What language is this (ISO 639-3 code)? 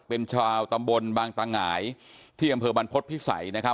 tha